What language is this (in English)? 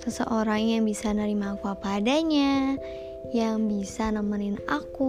Indonesian